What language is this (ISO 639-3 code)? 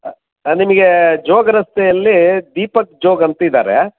kan